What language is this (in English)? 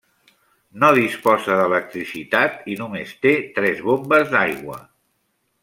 Catalan